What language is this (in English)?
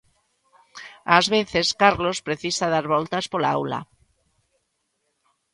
Galician